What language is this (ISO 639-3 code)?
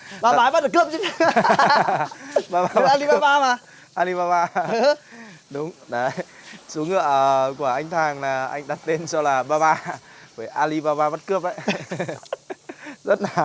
vie